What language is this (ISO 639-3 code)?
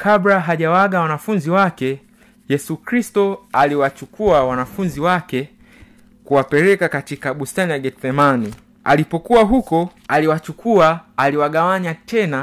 swa